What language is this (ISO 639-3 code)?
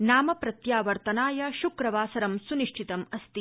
san